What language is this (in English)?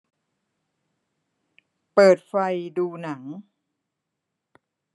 Thai